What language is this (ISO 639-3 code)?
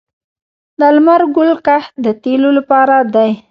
pus